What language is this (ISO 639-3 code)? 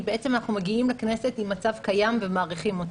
heb